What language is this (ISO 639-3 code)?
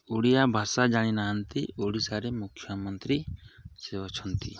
ori